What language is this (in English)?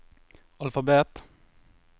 Norwegian